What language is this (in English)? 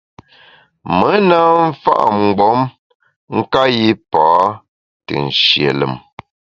Bamun